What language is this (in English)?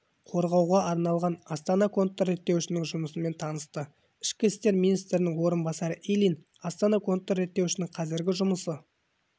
Kazakh